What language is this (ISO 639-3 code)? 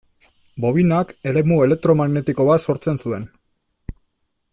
eus